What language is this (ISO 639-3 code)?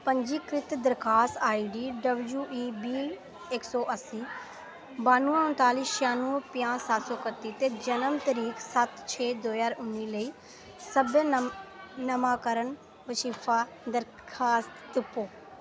doi